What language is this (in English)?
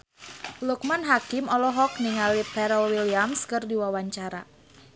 Sundanese